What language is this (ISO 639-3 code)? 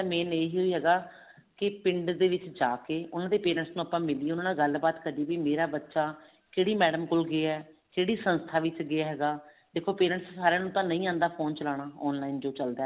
pan